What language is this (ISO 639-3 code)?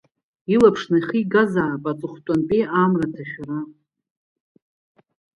abk